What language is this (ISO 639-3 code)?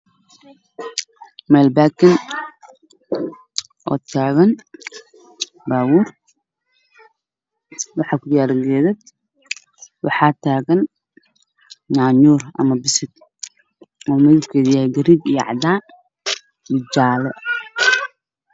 som